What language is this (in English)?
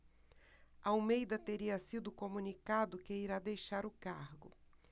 Portuguese